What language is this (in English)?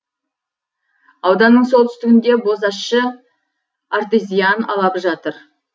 Kazakh